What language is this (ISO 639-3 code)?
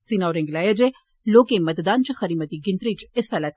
doi